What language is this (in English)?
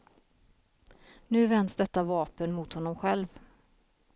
Swedish